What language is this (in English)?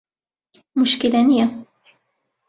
Central Kurdish